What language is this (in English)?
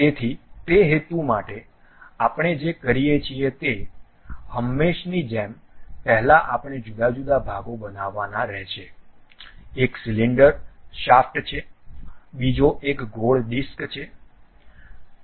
Gujarati